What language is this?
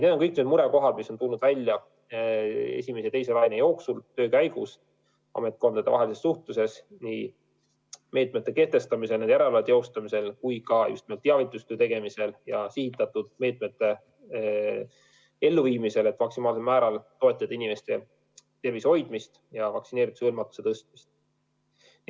Estonian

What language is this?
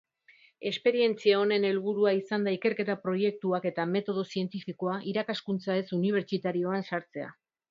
Basque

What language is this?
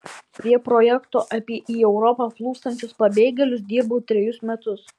Lithuanian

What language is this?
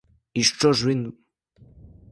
Ukrainian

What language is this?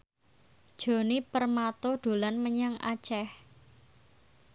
Javanese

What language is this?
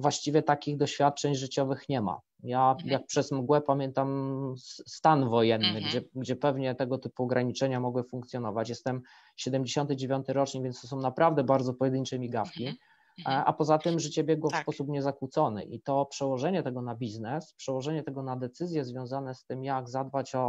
Polish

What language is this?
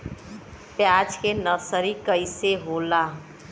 Bhojpuri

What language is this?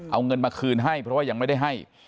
Thai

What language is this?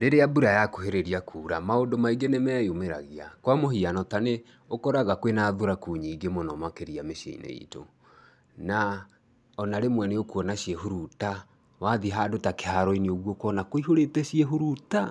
Kikuyu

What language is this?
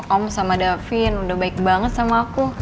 Indonesian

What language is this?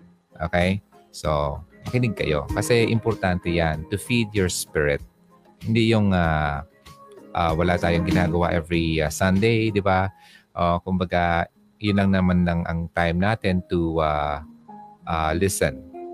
Filipino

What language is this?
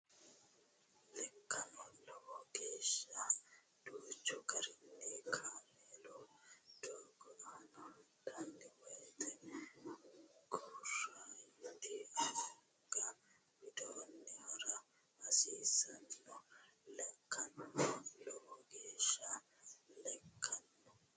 Sidamo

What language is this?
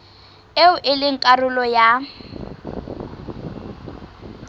Southern Sotho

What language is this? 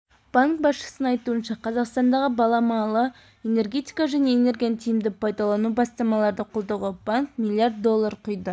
Kazakh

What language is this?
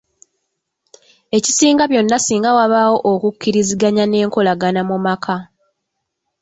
Ganda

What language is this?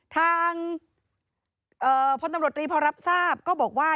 Thai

